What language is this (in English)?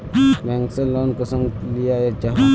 Magahi